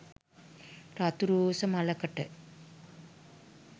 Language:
Sinhala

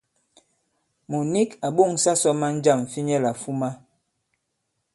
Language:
Bankon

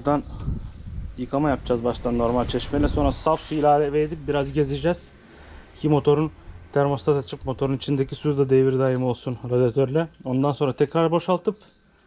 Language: Turkish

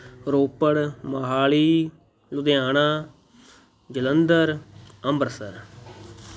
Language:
Punjabi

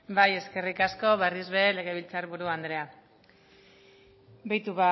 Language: Basque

